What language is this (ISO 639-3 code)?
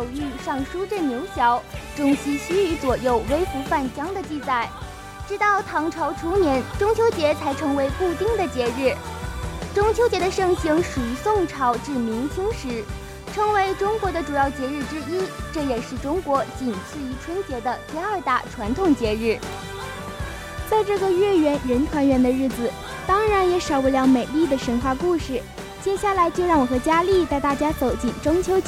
zho